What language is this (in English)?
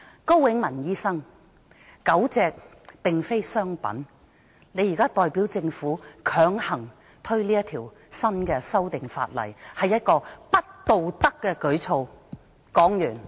Cantonese